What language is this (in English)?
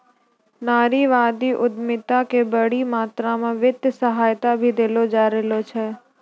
Maithili